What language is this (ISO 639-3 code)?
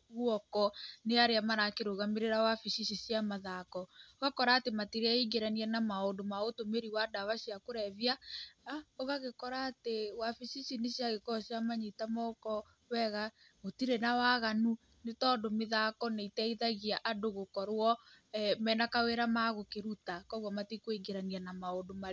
kik